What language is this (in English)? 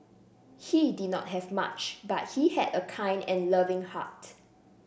English